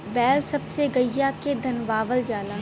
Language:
Bhojpuri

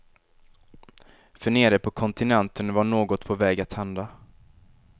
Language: Swedish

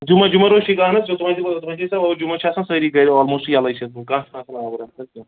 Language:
Kashmiri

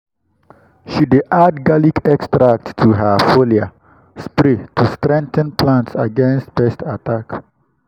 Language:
Nigerian Pidgin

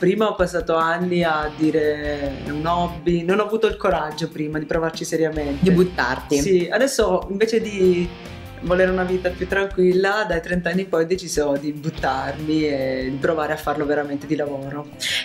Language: Italian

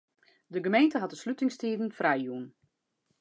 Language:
Western Frisian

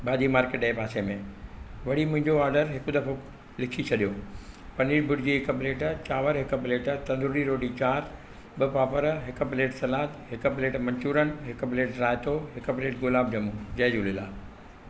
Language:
Sindhi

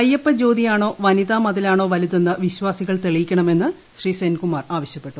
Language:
Malayalam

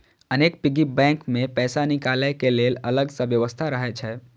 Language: Maithili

